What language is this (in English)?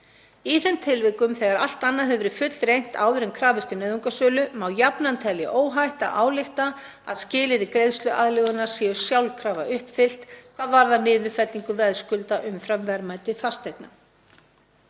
Icelandic